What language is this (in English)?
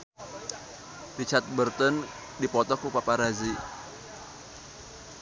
Sundanese